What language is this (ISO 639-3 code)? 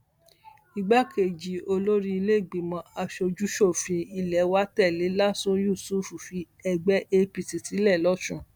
yor